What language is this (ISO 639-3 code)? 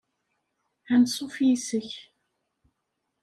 kab